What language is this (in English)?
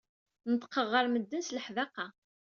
Kabyle